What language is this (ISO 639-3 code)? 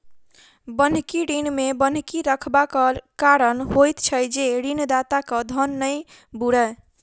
mai